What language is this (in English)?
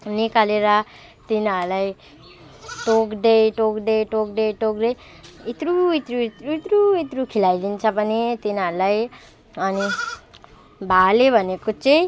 Nepali